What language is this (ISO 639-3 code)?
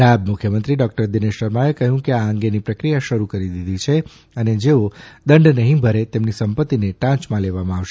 guj